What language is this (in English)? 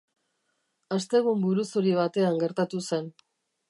Basque